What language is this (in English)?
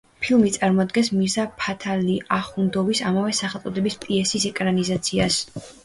Georgian